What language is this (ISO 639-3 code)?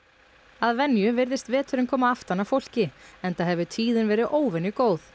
isl